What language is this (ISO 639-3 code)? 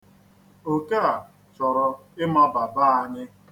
ibo